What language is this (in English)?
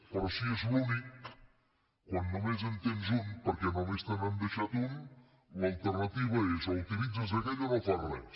Catalan